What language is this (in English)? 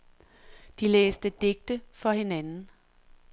Danish